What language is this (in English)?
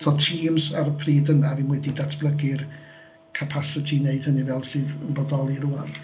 Welsh